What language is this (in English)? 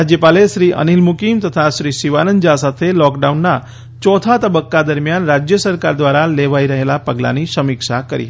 Gujarati